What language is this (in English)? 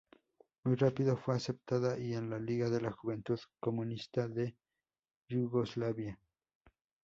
Spanish